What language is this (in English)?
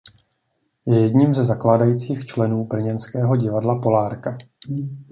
Czech